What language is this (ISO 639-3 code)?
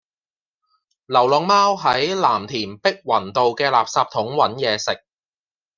yue